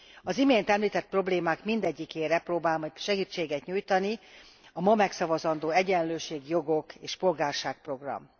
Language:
Hungarian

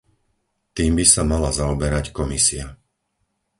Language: Slovak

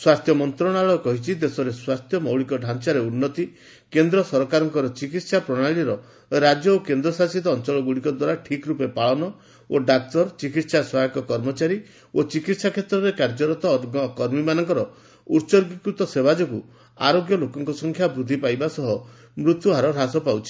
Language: Odia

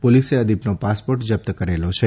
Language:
Gujarati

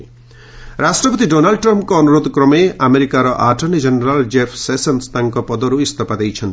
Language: Odia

